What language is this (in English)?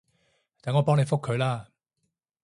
Cantonese